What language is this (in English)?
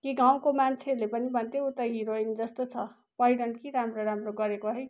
Nepali